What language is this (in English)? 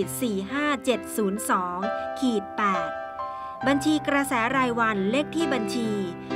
Thai